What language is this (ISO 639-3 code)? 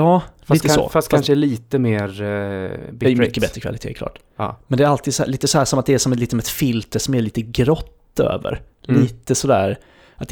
swe